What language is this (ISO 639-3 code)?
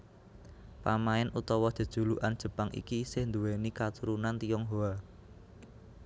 jav